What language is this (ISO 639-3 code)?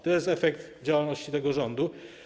pol